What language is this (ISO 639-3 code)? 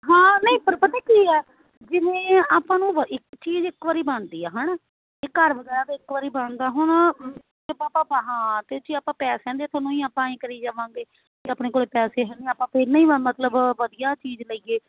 pan